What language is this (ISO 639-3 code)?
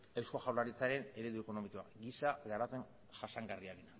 eus